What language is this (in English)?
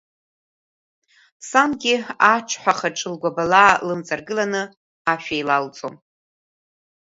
Abkhazian